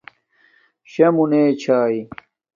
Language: Domaaki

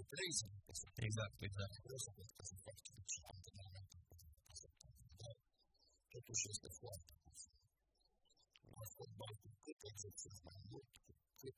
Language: Romanian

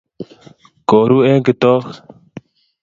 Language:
Kalenjin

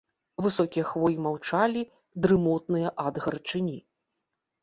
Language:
Belarusian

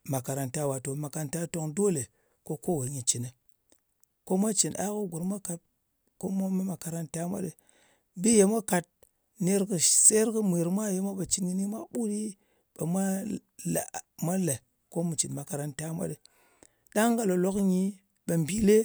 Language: Ngas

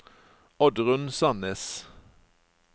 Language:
Norwegian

